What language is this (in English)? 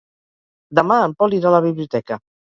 Catalan